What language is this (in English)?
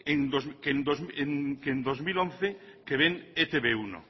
Spanish